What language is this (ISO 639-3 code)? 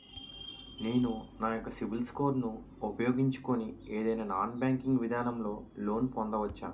tel